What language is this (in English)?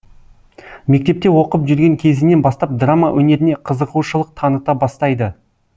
Kazakh